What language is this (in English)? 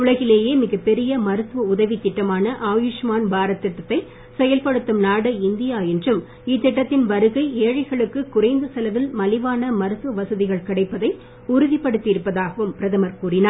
Tamil